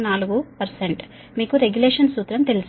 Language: Telugu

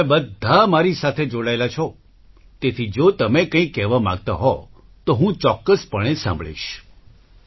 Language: Gujarati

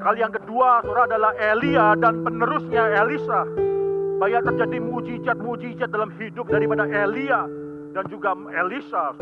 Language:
Indonesian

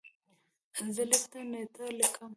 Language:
Pashto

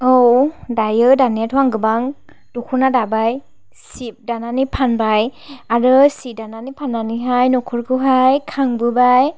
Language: Bodo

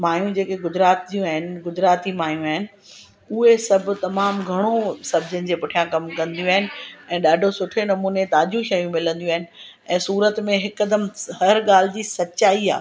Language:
Sindhi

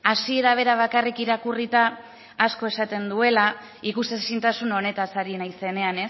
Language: Basque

